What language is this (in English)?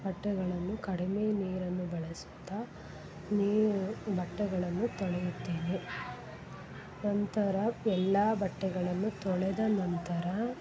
Kannada